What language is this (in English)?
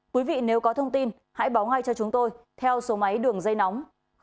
Vietnamese